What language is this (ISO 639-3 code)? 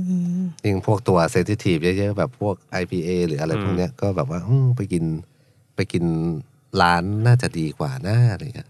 tha